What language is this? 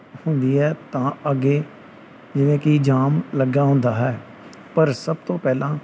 Punjabi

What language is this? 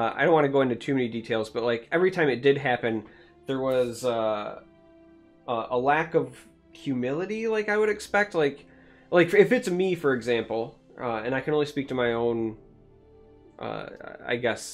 English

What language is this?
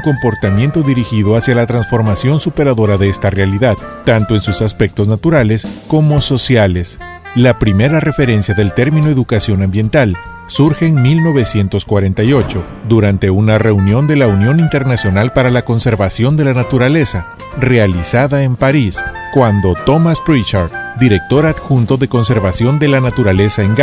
Spanish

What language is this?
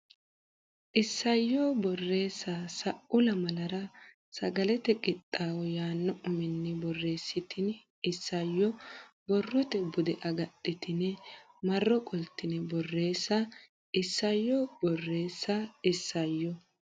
Sidamo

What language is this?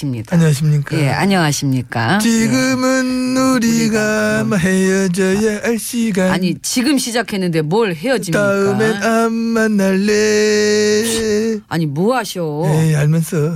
Korean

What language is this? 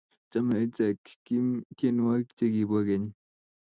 Kalenjin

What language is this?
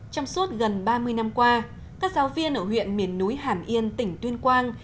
Vietnamese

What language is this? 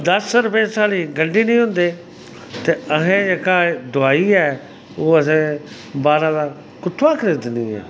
Dogri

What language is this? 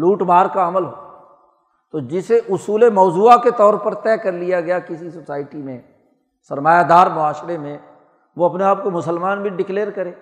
Urdu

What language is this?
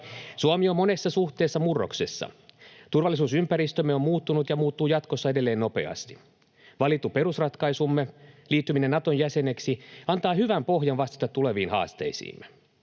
Finnish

